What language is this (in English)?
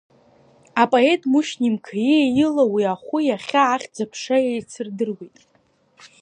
Abkhazian